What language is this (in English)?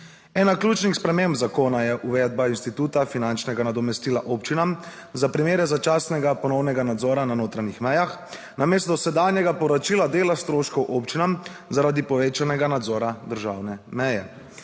Slovenian